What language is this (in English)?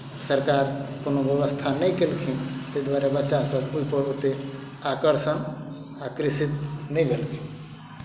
Maithili